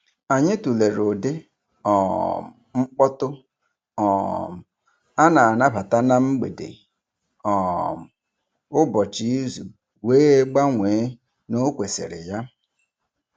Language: Igbo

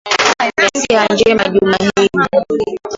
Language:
Swahili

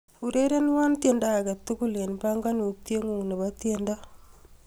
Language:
Kalenjin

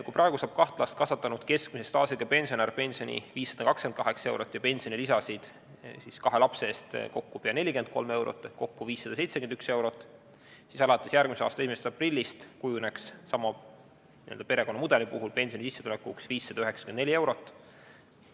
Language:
Estonian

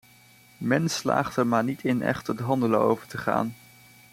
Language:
Dutch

